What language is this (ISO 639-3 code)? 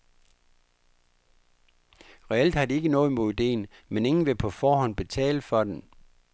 dan